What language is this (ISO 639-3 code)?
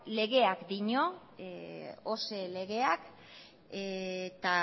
eus